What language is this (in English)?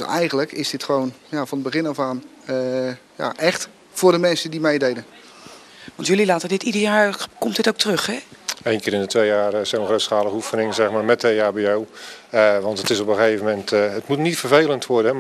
Dutch